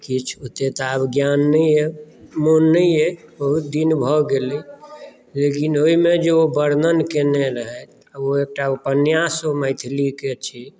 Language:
Maithili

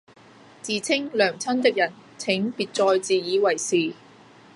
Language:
Cantonese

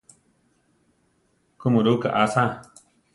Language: Central Tarahumara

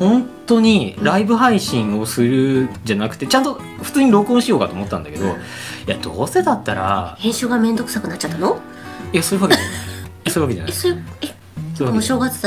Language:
Japanese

